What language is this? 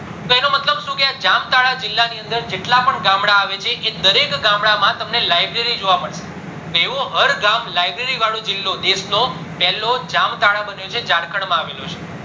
Gujarati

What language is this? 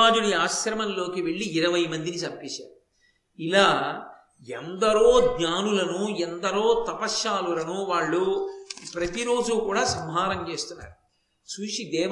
Telugu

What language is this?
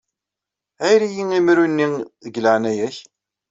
Kabyle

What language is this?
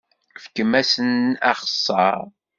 Kabyle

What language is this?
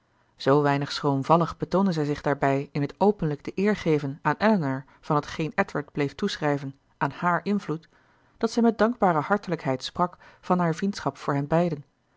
Dutch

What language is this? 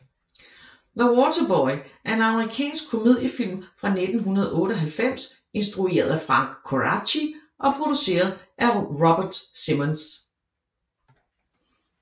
Danish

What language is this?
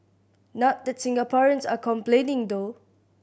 English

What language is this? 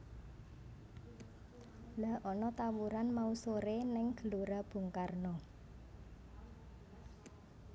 Javanese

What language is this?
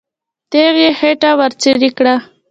Pashto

